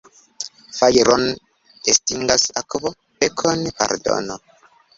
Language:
Esperanto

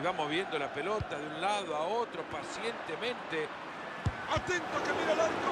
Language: Spanish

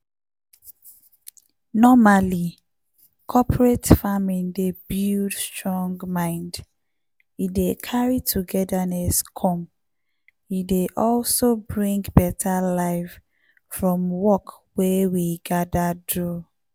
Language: Nigerian Pidgin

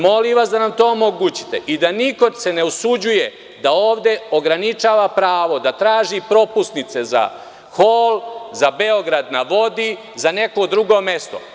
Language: Serbian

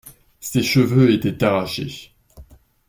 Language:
French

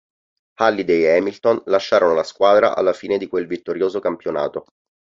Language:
Italian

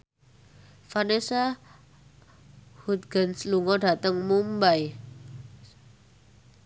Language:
Javanese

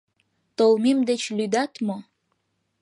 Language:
Mari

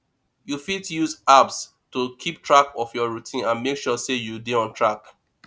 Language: Nigerian Pidgin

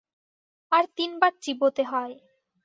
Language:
Bangla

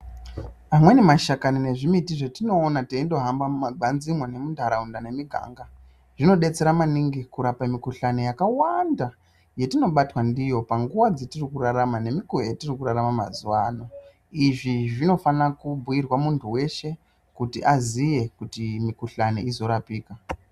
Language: Ndau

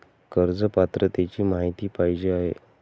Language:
Marathi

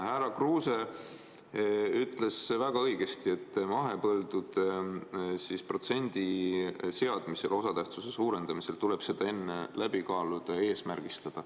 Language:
Estonian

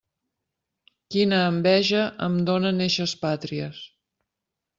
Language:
Catalan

